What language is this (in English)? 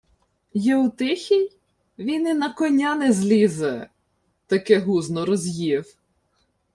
Ukrainian